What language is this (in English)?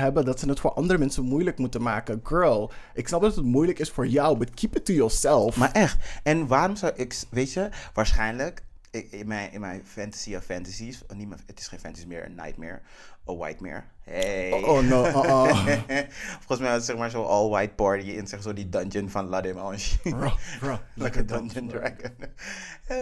Dutch